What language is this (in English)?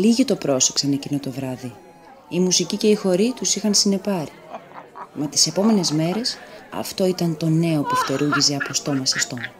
Greek